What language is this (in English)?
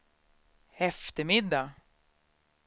Swedish